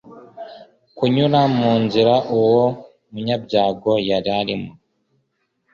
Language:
Kinyarwanda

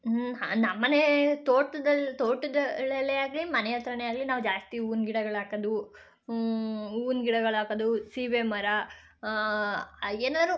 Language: Kannada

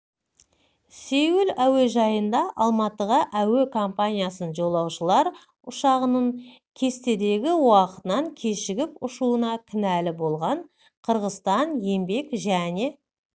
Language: Kazakh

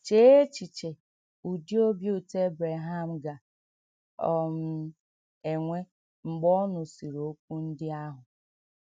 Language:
Igbo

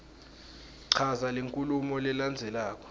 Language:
Swati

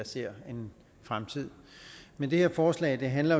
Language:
Danish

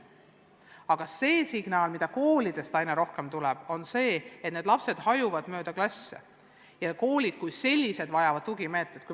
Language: Estonian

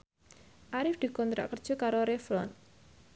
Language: Javanese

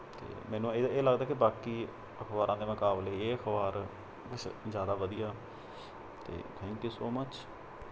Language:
Punjabi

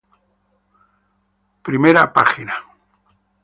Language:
Spanish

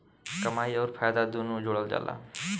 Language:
Bhojpuri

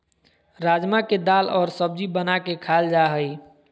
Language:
Magahi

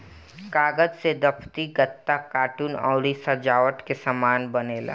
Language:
Bhojpuri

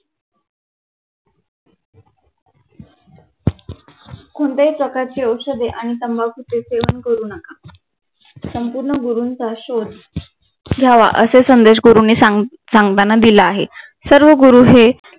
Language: Marathi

